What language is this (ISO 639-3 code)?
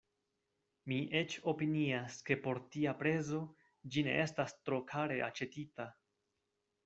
epo